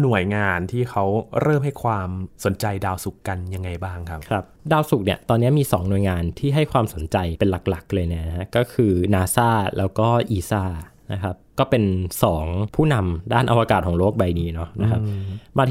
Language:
Thai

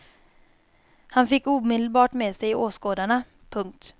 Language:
Swedish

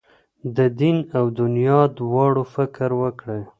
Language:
Pashto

